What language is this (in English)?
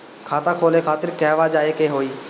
Bhojpuri